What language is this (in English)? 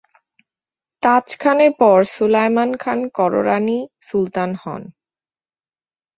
Bangla